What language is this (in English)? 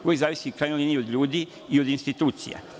Serbian